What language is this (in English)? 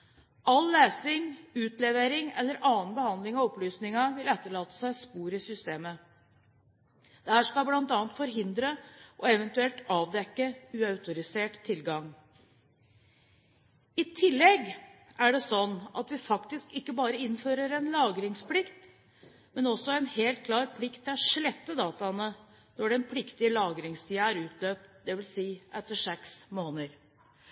Norwegian Bokmål